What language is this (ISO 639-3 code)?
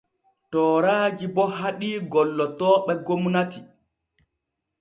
fue